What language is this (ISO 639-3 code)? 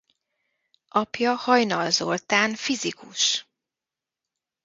hun